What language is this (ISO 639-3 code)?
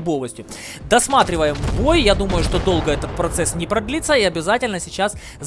rus